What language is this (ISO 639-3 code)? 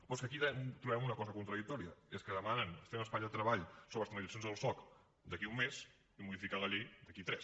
cat